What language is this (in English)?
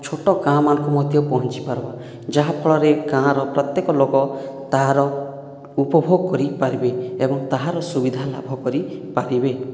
Odia